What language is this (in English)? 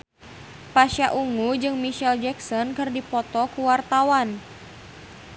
Sundanese